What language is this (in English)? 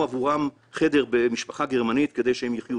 Hebrew